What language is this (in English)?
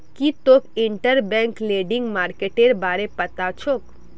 Magahi